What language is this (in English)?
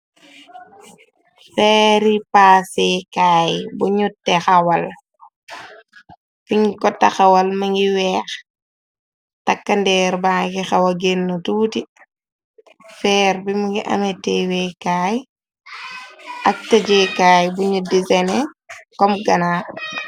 Wolof